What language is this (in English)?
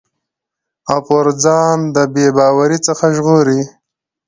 Pashto